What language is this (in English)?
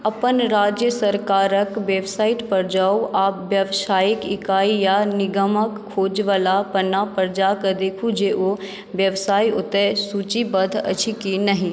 Maithili